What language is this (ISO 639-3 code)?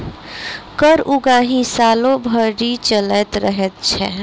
mai